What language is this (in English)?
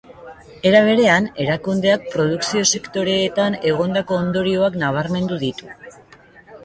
Basque